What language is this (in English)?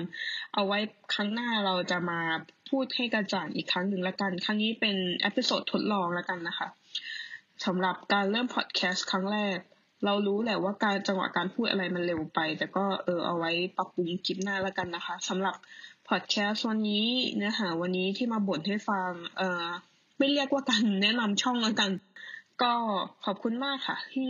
Thai